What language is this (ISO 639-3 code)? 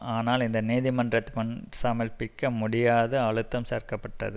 tam